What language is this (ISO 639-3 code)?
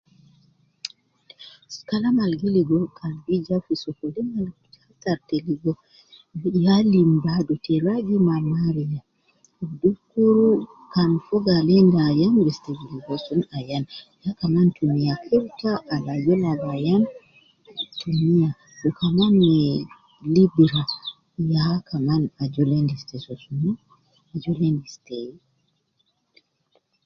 kcn